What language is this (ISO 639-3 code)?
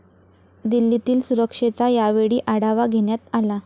mar